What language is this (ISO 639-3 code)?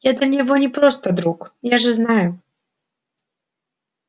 rus